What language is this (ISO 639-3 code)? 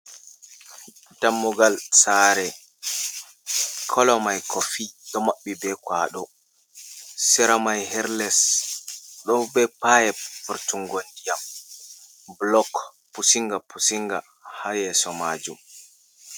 ful